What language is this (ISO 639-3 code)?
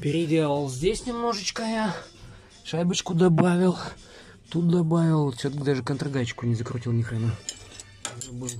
rus